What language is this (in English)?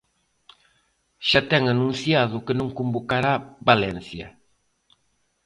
Galician